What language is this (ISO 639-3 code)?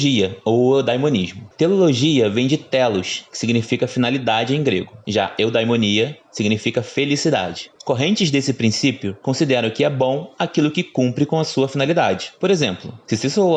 por